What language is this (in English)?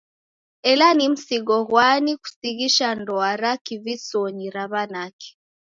Taita